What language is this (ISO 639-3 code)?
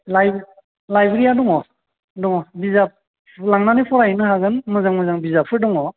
brx